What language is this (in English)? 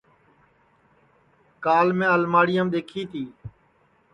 Sansi